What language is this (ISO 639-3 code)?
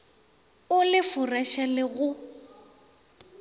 nso